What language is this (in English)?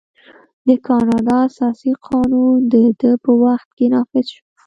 Pashto